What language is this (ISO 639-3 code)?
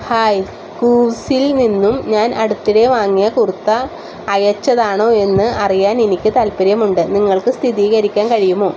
mal